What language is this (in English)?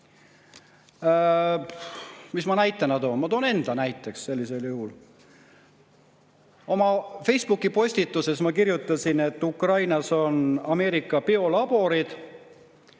Estonian